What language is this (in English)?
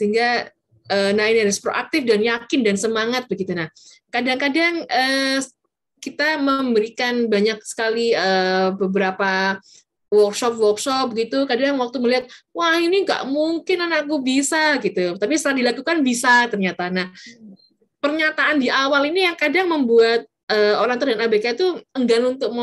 Indonesian